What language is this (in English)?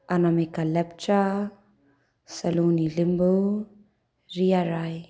Nepali